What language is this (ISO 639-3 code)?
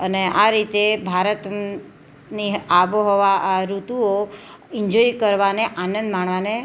guj